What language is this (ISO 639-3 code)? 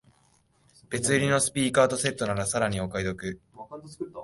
jpn